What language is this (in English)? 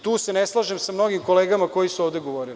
Serbian